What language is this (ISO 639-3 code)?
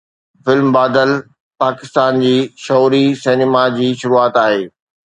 snd